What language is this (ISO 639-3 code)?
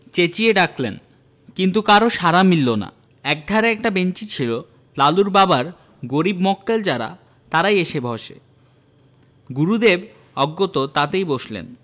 ben